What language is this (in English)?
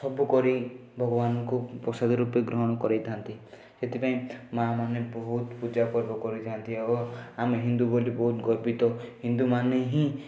Odia